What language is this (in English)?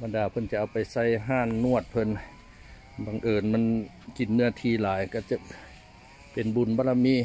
Thai